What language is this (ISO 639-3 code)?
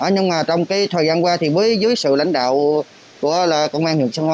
vie